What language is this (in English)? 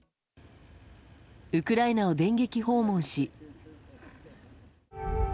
Japanese